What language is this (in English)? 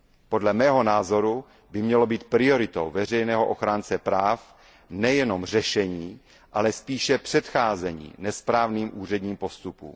Czech